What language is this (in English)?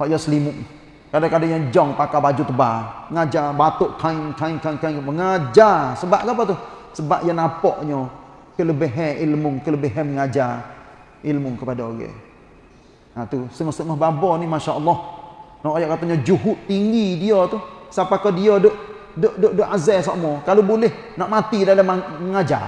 Malay